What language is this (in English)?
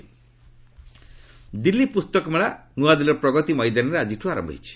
Odia